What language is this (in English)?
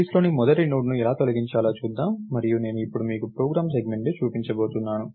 Telugu